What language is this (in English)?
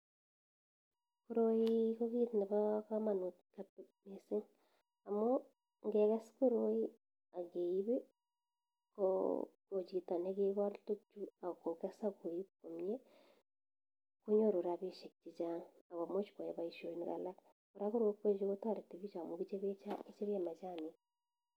Kalenjin